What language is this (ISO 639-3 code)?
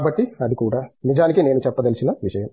tel